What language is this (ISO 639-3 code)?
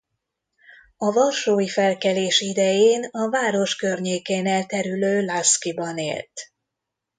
hun